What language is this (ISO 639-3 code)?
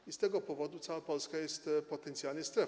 pol